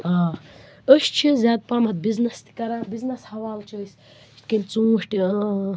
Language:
Kashmiri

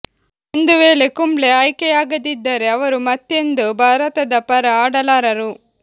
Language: Kannada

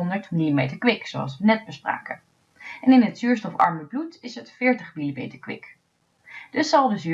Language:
Dutch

